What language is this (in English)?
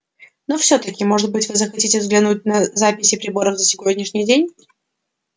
Russian